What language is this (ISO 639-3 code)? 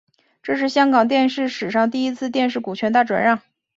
zho